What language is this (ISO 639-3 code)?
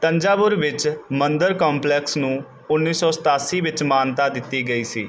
pan